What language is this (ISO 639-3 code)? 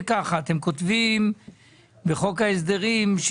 heb